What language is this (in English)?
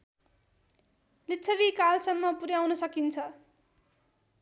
Nepali